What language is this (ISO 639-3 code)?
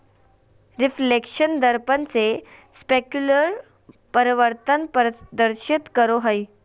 mag